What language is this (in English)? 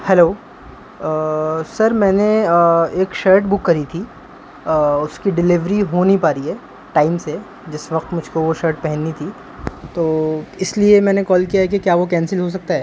Urdu